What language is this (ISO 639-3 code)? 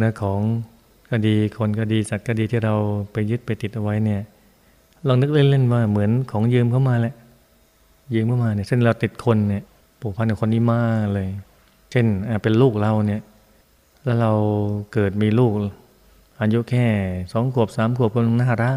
tha